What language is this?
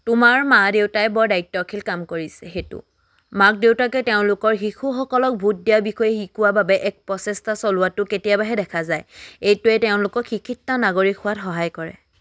Assamese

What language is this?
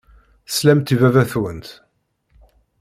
Kabyle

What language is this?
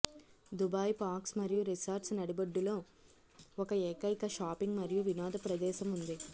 Telugu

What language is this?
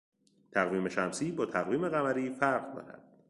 Persian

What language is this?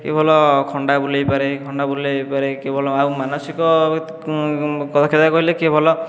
Odia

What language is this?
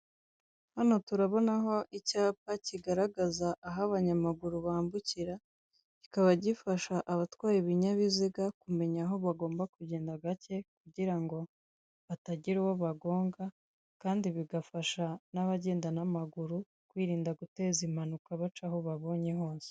Kinyarwanda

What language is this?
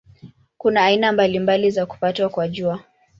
Swahili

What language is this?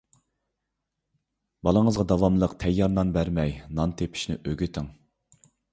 Uyghur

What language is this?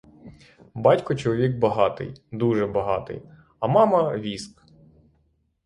Ukrainian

